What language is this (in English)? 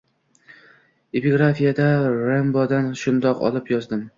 Uzbek